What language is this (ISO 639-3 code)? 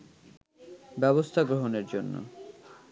ben